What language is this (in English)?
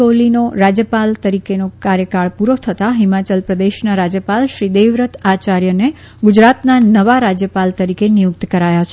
Gujarati